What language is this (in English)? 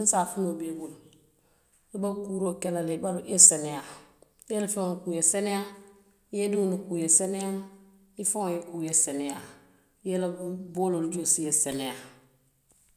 Western Maninkakan